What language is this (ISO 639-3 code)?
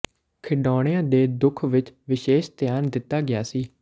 pan